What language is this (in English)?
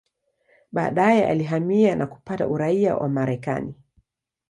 Swahili